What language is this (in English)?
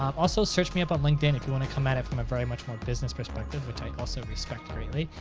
English